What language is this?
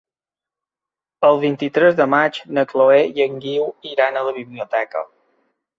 Catalan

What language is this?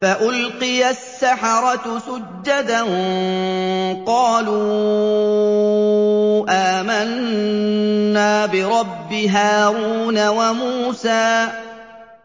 Arabic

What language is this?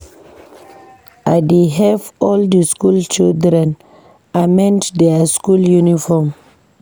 Nigerian Pidgin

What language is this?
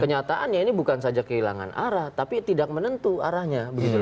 Indonesian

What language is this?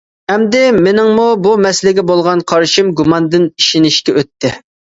Uyghur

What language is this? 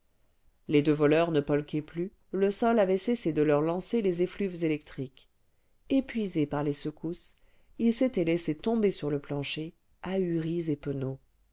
French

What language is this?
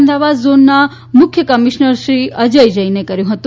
Gujarati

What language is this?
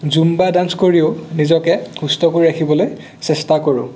Assamese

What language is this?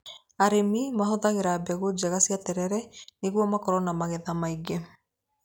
Kikuyu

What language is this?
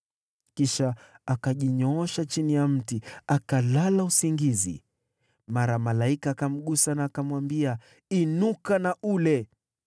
Swahili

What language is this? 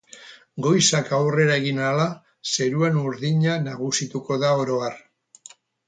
Basque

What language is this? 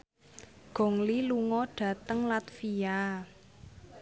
Javanese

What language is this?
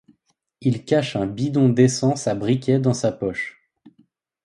French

